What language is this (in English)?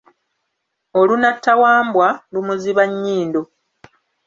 Ganda